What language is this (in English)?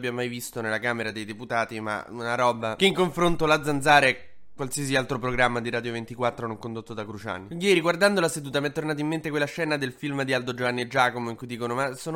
Italian